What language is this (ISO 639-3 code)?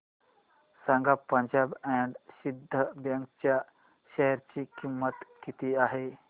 mar